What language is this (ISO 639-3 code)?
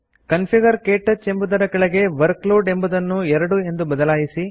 kan